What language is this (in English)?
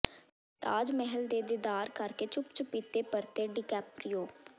Punjabi